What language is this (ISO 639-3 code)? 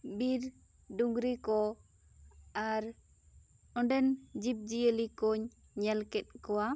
sat